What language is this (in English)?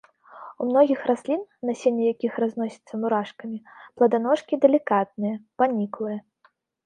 Belarusian